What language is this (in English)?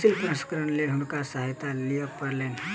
Maithili